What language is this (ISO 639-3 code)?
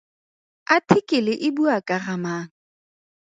tsn